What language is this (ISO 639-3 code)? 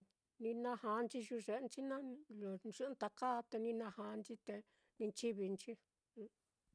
vmm